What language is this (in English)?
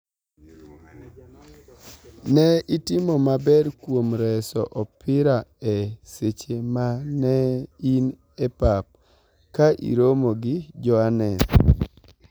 Luo (Kenya and Tanzania)